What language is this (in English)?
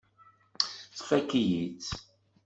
Kabyle